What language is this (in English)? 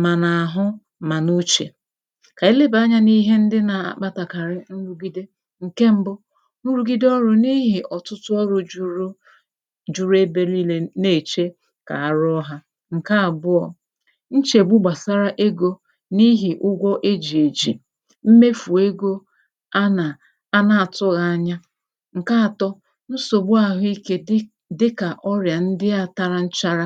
Igbo